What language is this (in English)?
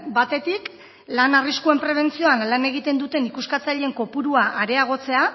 Basque